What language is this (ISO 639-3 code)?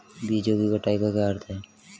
hin